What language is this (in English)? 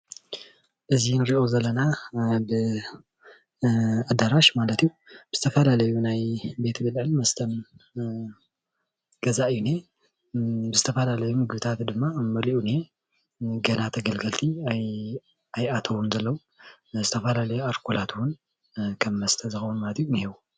Tigrinya